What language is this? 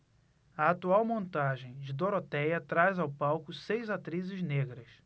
Portuguese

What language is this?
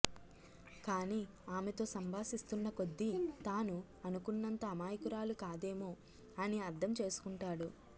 Telugu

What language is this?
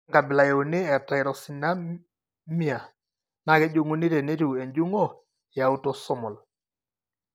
Masai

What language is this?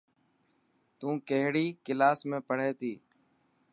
Dhatki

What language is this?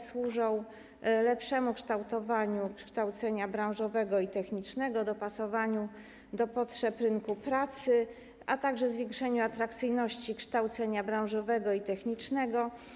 Polish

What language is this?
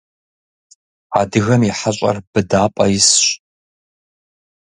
Kabardian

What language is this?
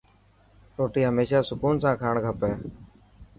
Dhatki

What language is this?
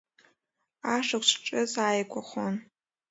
Abkhazian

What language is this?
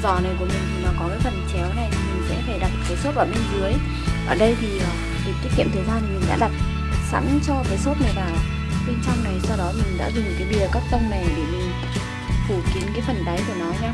Vietnamese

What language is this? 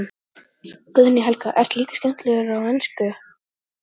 Icelandic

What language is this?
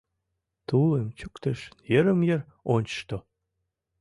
Mari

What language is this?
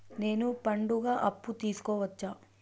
Telugu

